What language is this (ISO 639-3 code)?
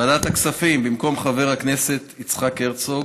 heb